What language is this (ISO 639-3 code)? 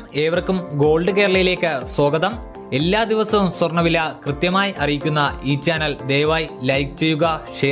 mal